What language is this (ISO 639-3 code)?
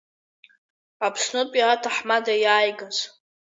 abk